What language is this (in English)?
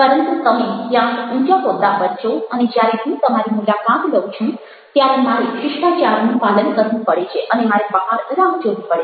Gujarati